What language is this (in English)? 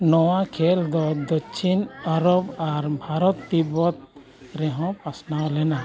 Santali